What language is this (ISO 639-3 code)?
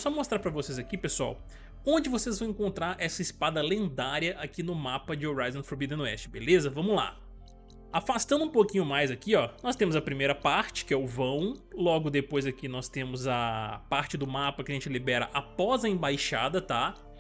por